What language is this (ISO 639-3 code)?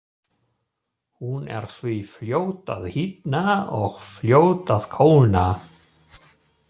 isl